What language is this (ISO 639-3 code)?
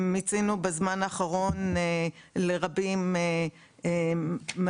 heb